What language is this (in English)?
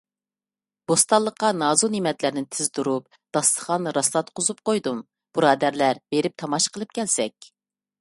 Uyghur